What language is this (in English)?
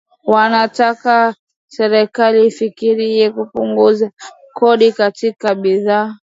Swahili